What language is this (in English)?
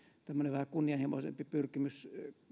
Finnish